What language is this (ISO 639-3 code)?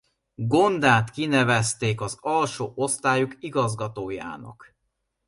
hun